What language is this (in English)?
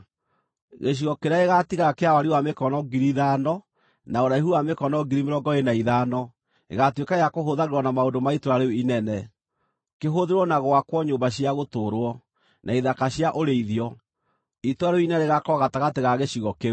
Kikuyu